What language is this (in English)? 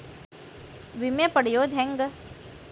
Kannada